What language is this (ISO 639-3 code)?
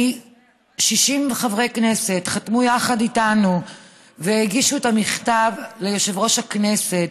heb